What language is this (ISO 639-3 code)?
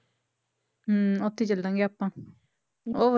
pan